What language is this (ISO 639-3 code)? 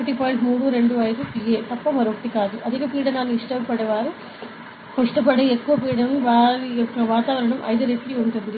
tel